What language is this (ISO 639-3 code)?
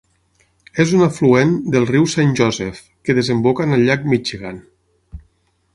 cat